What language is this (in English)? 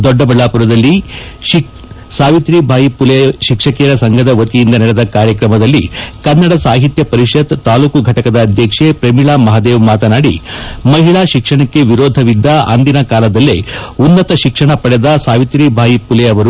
Kannada